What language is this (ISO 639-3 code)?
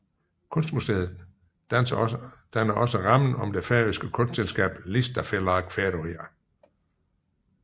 dan